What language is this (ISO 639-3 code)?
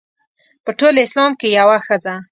pus